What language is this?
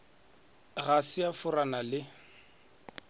Northern Sotho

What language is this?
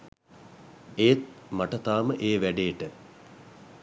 Sinhala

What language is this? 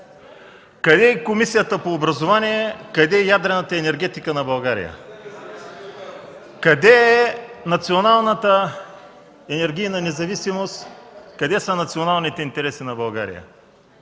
Bulgarian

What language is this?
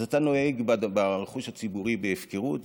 Hebrew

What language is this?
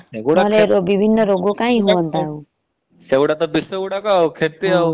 Odia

